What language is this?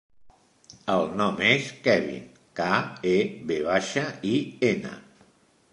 Catalan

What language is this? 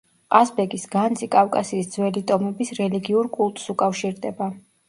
Georgian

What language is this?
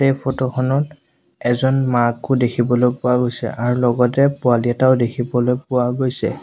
Assamese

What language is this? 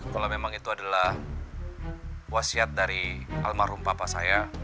Indonesian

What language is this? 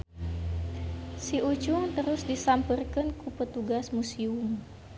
Sundanese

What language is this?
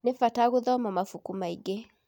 Kikuyu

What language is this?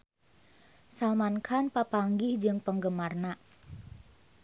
Sundanese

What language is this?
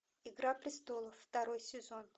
Russian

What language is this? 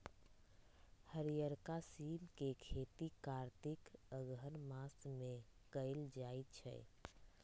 Magahi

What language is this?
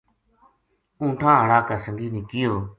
Gujari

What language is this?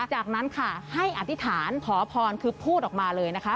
Thai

